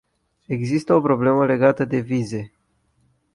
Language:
Romanian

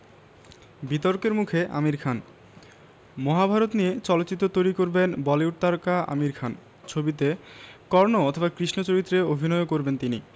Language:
Bangla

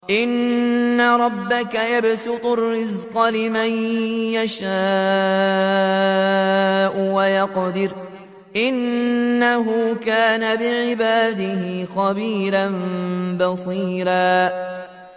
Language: Arabic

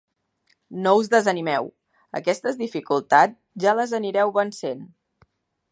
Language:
Catalan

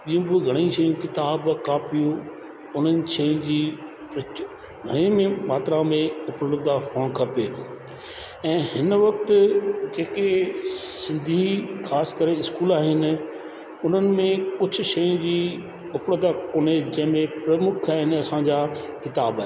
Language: Sindhi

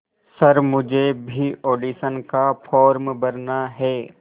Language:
Hindi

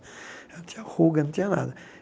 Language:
Portuguese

